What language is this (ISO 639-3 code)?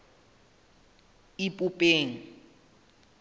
sot